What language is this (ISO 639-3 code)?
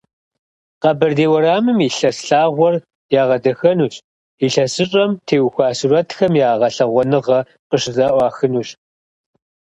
kbd